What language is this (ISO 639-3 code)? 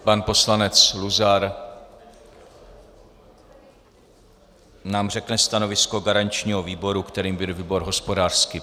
ces